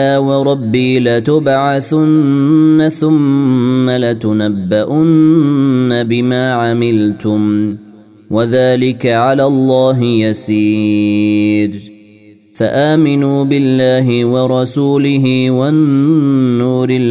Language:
Arabic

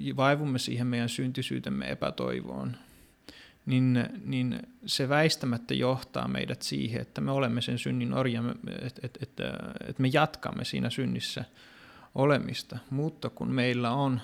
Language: Finnish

